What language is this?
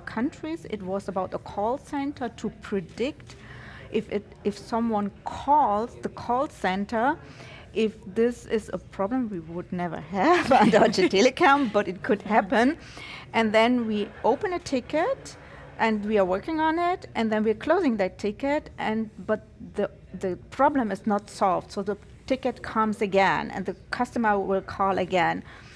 English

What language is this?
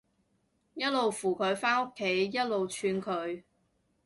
Cantonese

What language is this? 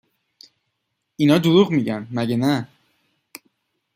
Persian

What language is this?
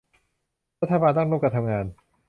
Thai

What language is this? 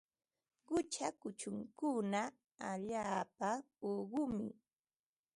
Ambo-Pasco Quechua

